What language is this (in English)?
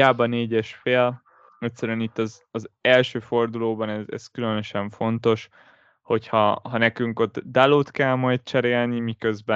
Hungarian